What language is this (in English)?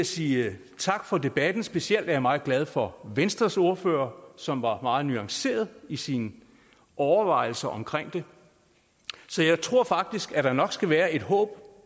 Danish